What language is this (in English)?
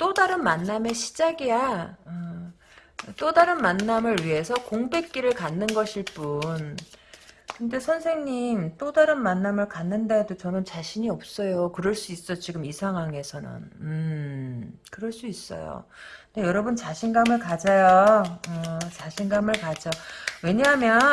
Korean